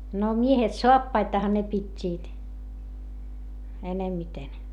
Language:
Finnish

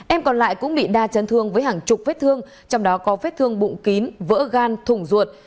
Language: Vietnamese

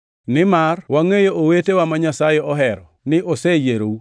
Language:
Luo (Kenya and Tanzania)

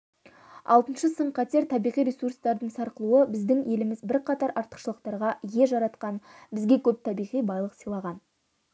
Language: Kazakh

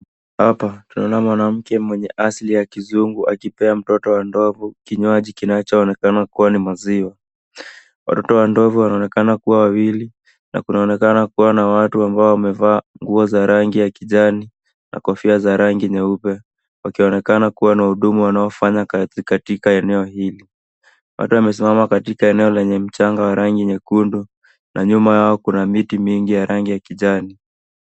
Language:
Swahili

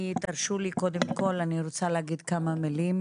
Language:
Hebrew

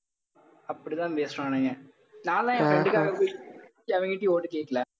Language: Tamil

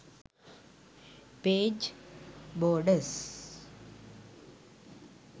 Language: Sinhala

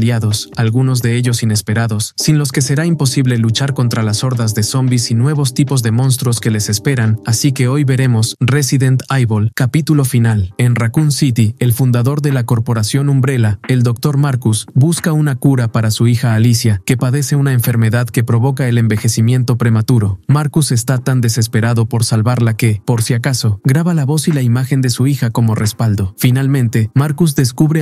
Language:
Spanish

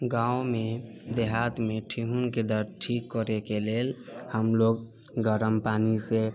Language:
Maithili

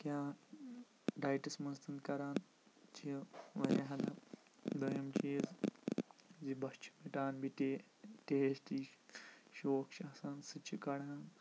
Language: Kashmiri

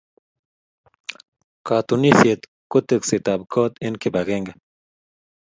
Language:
Kalenjin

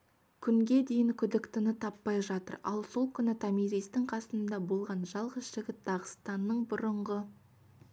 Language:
Kazakh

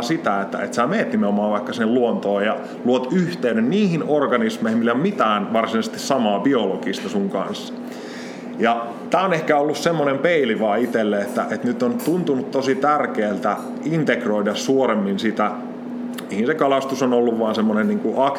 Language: Finnish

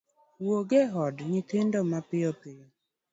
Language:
Luo (Kenya and Tanzania)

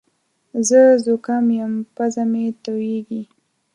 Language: Pashto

